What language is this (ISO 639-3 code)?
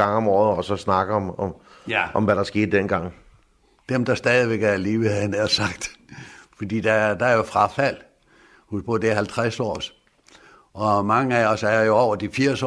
dan